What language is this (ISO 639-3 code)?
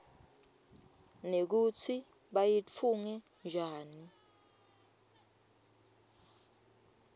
ssw